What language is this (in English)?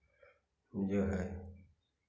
Hindi